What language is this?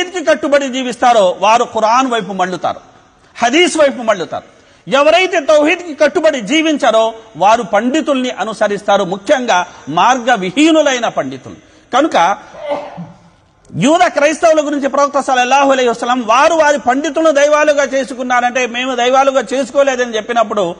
Arabic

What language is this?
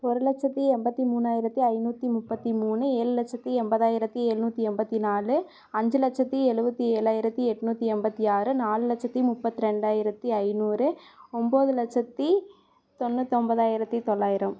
Tamil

